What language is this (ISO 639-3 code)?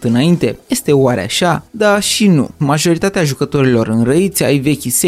ron